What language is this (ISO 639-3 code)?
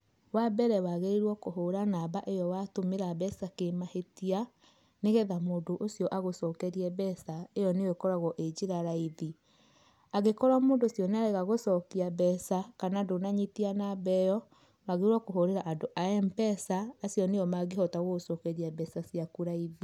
kik